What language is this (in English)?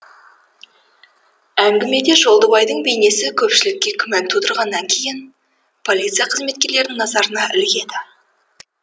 Kazakh